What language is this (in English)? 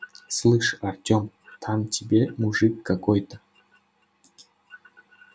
Russian